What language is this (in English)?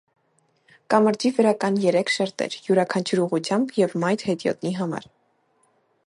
Armenian